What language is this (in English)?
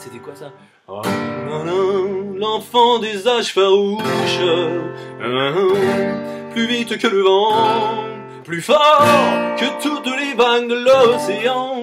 French